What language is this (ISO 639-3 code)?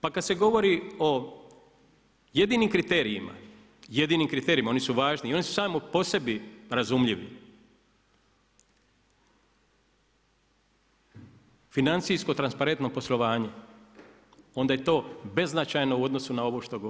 hrv